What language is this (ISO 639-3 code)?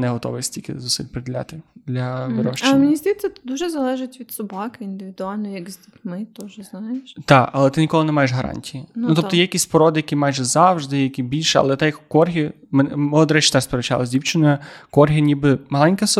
ukr